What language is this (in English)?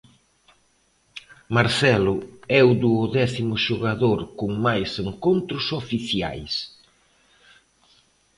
Galician